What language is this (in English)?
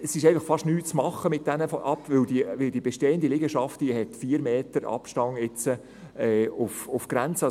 Swiss German